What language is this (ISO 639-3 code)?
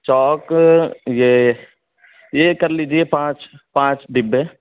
urd